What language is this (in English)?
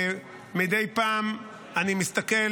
Hebrew